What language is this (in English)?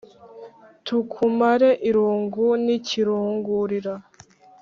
Kinyarwanda